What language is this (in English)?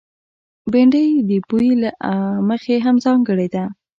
Pashto